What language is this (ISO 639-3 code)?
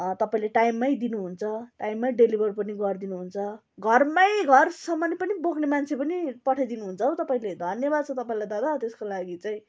nep